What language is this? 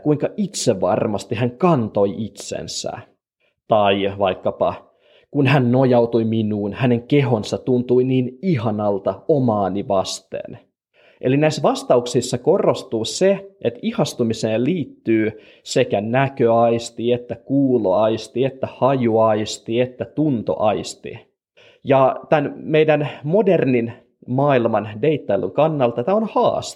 Finnish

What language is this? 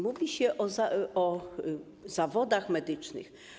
Polish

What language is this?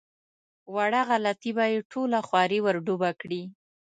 Pashto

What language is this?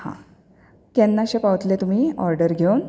Konkani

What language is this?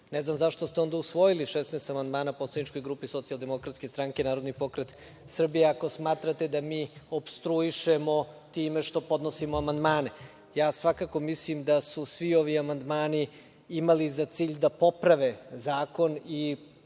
Serbian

